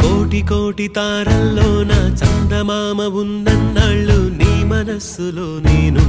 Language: Telugu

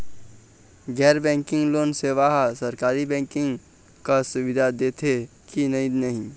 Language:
Chhattisgarhi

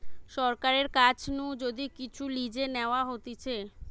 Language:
Bangla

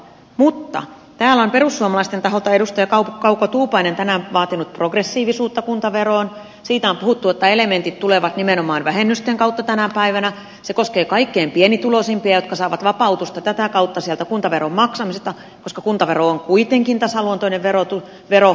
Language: Finnish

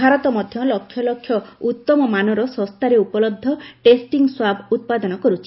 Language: Odia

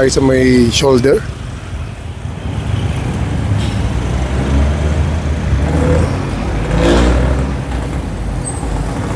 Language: Filipino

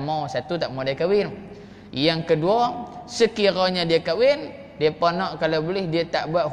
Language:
Malay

